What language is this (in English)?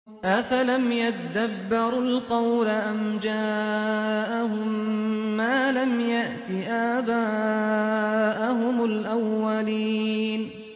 Arabic